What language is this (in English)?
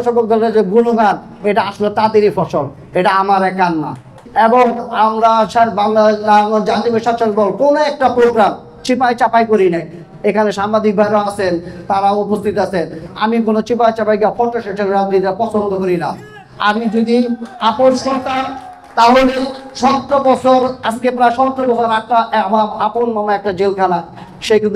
Bangla